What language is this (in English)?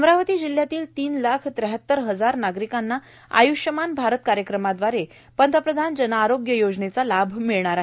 Marathi